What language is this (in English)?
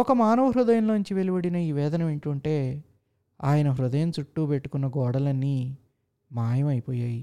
Telugu